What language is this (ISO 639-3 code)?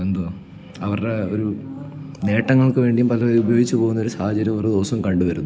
mal